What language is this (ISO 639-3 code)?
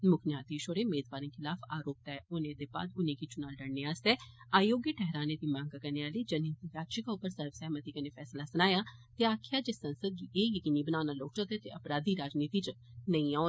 doi